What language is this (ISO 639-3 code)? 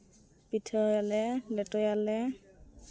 sat